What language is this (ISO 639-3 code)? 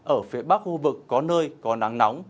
vie